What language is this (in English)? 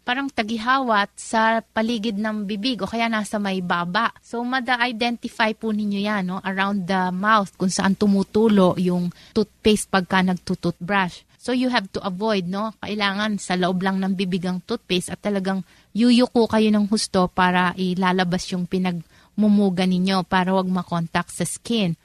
Filipino